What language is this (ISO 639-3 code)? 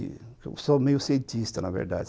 por